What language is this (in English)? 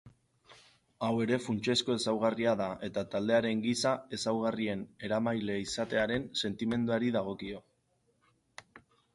Basque